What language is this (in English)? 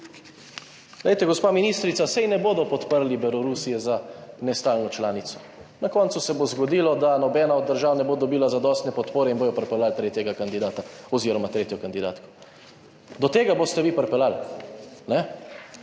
Slovenian